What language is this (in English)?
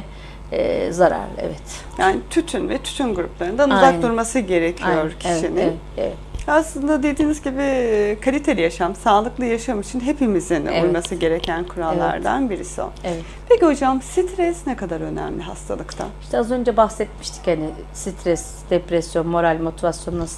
Turkish